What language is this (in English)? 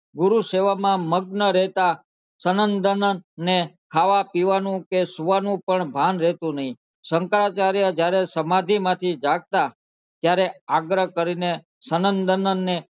Gujarati